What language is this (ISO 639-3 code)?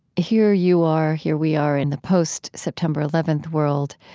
eng